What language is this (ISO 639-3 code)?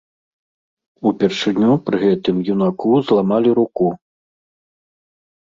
bel